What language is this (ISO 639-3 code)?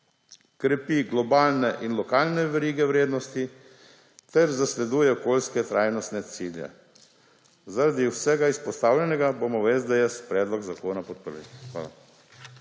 slv